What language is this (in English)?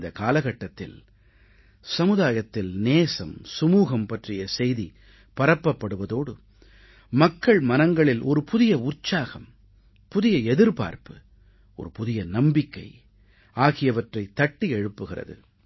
Tamil